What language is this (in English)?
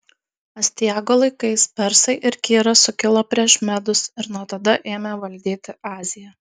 Lithuanian